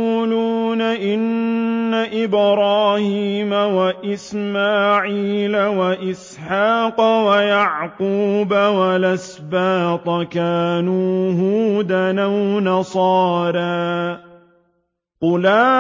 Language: Arabic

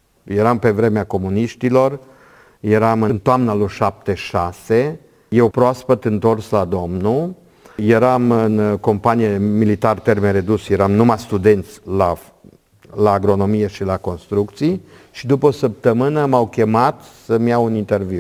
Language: Romanian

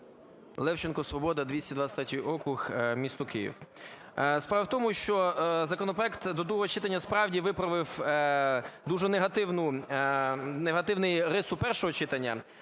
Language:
Ukrainian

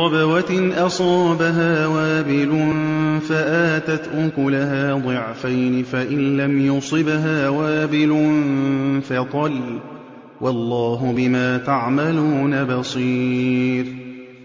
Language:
Arabic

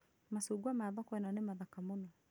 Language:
Kikuyu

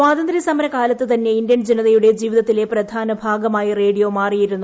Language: Malayalam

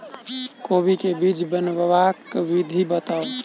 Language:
Maithili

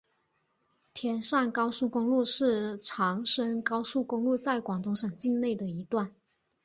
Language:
Chinese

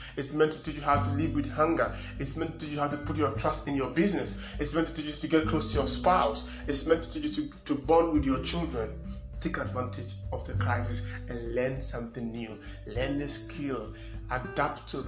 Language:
English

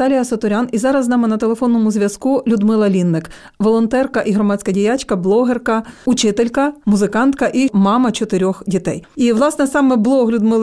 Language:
Ukrainian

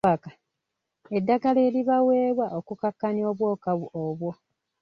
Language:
Ganda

